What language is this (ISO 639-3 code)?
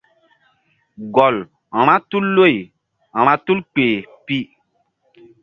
mdd